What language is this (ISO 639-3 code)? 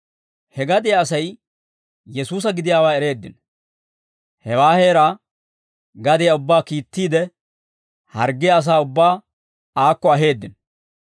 dwr